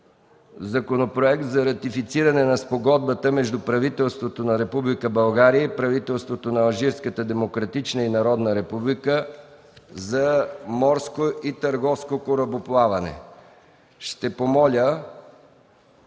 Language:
Bulgarian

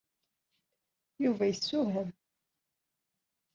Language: Kabyle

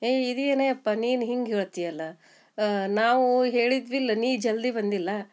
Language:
Kannada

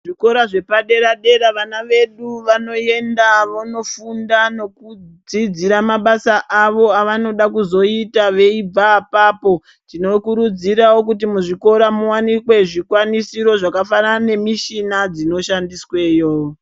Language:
Ndau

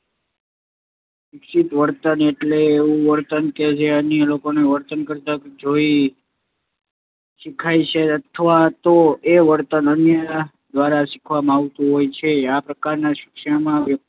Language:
Gujarati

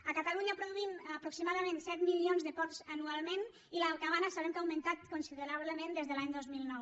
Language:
Catalan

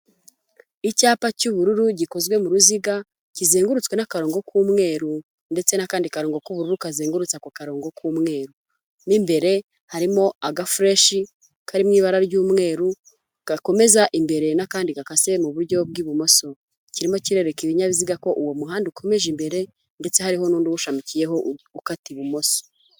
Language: Kinyarwanda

